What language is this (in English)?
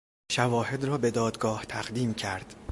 Persian